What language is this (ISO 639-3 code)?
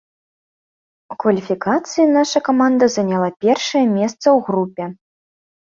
bel